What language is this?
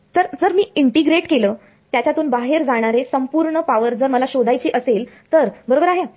Marathi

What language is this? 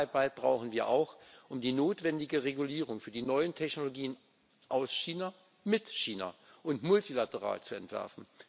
German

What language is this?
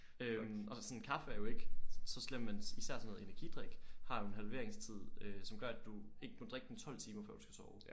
Danish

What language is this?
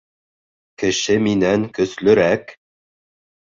Bashkir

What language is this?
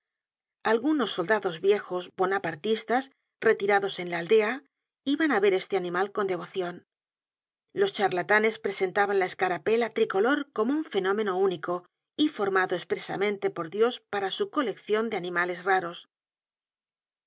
Spanish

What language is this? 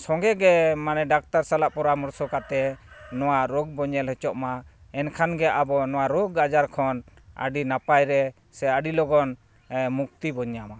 Santali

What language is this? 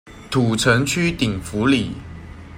Chinese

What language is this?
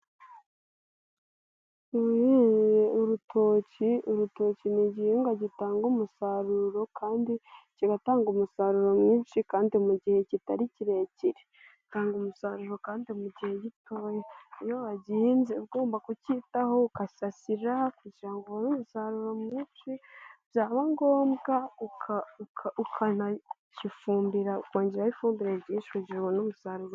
Kinyarwanda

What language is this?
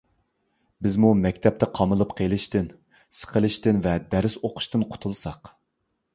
Uyghur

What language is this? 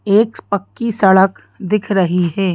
Hindi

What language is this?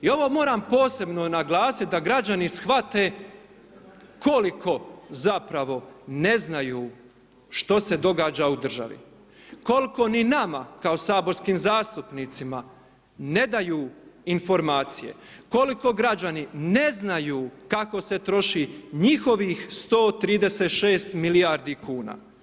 Croatian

